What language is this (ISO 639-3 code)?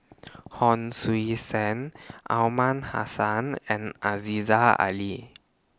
eng